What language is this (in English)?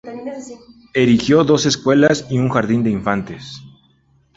Spanish